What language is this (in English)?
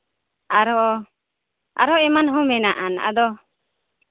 Santali